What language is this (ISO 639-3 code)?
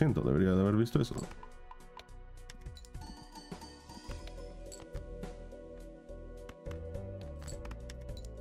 spa